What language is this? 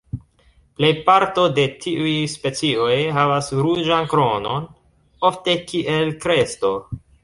Esperanto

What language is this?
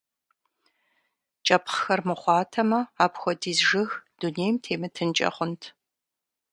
Kabardian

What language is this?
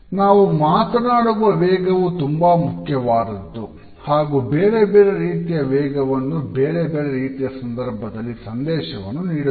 Kannada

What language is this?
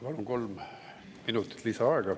Estonian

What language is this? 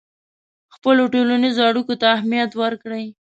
Pashto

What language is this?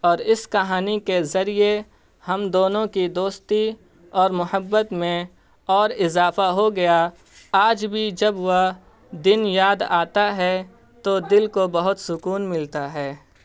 Urdu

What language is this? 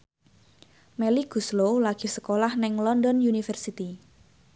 Javanese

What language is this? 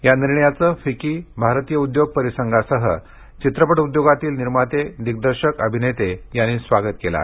Marathi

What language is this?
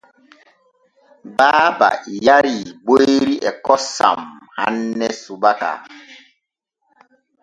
Borgu Fulfulde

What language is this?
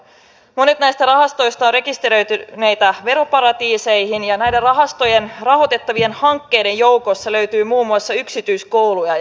Finnish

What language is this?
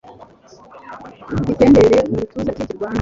Kinyarwanda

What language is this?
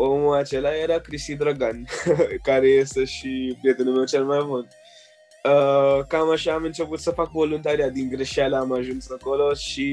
Romanian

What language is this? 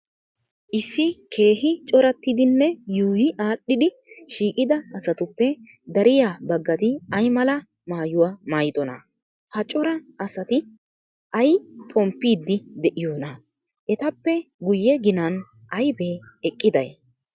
Wolaytta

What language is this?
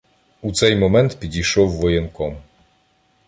Ukrainian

